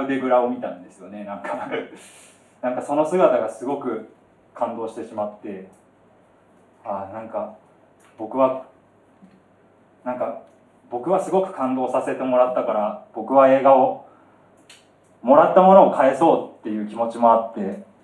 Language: Japanese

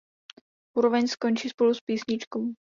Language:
Czech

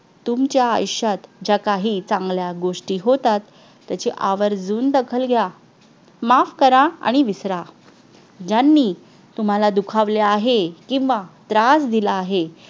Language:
Marathi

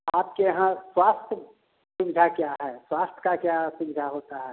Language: Hindi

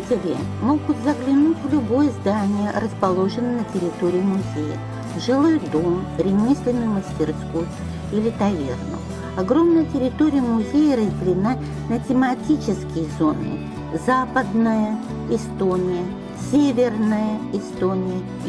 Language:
Russian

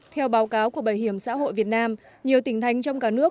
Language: Vietnamese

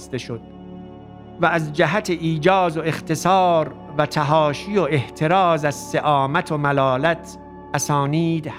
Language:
Persian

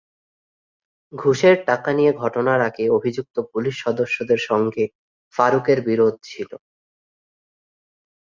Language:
Bangla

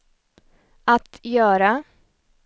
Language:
Swedish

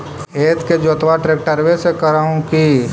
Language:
Magahi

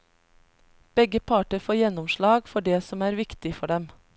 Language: Norwegian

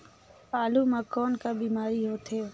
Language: Chhattisgarhi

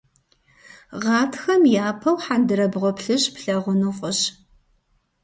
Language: Kabardian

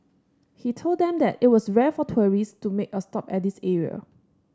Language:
English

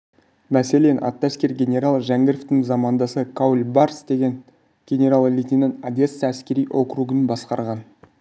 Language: Kazakh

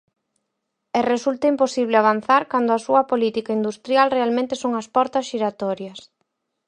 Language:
Galician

